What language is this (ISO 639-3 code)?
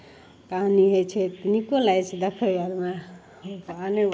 mai